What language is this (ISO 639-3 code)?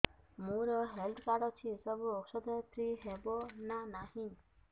ori